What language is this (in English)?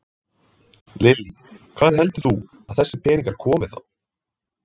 Icelandic